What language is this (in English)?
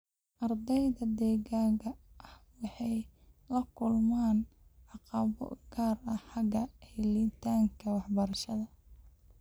Somali